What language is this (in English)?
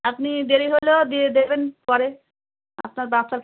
Bangla